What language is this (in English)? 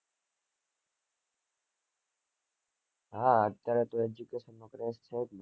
Gujarati